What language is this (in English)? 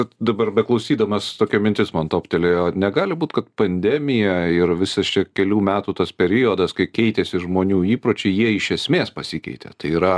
Lithuanian